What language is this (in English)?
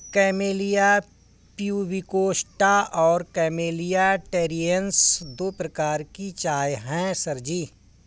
Hindi